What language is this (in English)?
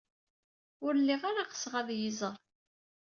Kabyle